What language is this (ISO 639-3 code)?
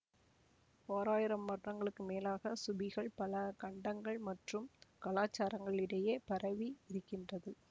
tam